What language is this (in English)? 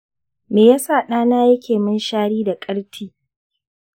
Hausa